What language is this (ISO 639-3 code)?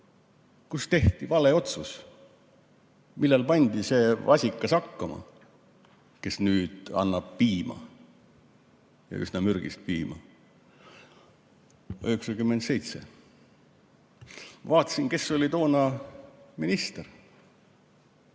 est